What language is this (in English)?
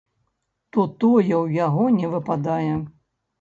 Belarusian